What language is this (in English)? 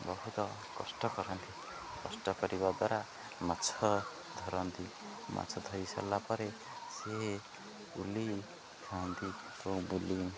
Odia